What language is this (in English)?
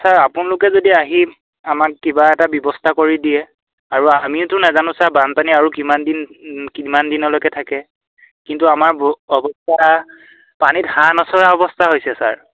Assamese